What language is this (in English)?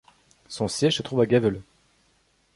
French